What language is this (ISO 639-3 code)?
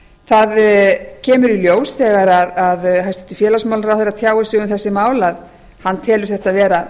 isl